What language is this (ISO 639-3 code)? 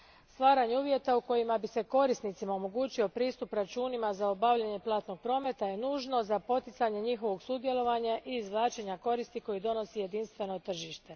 hrv